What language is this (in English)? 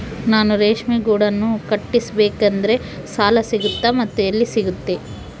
Kannada